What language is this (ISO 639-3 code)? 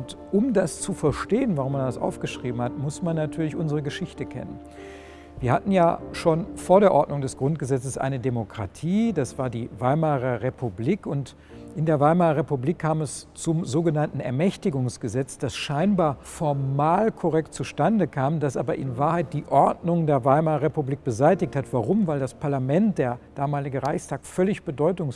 deu